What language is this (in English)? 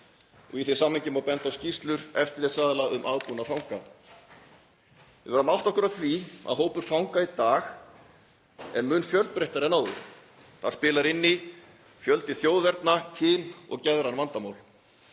Icelandic